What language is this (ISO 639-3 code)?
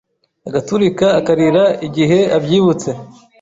kin